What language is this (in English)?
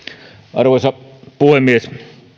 Finnish